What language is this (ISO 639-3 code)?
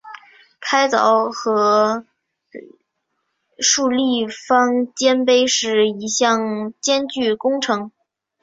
zho